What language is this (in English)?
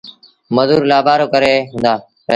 Sindhi Bhil